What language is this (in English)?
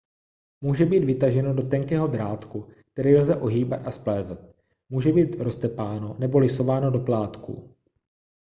Czech